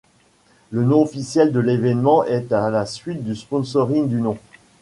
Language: French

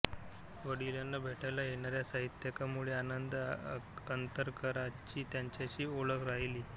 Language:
Marathi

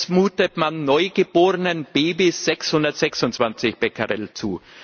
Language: German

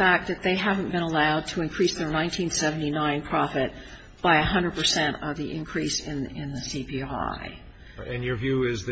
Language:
English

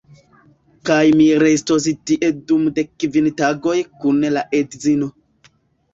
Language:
Esperanto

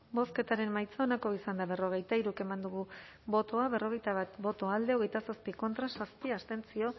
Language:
Basque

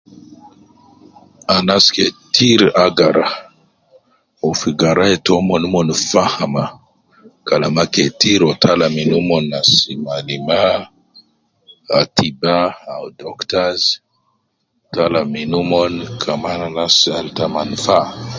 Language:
Nubi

